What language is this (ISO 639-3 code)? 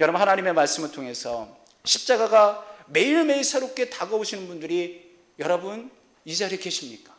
kor